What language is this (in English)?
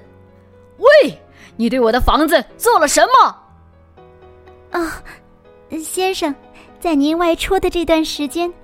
Chinese